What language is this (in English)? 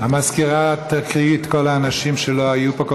Hebrew